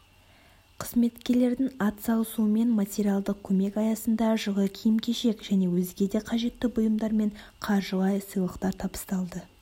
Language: Kazakh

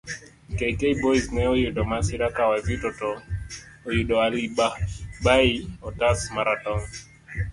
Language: Luo (Kenya and Tanzania)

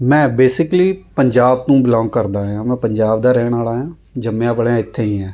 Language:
Punjabi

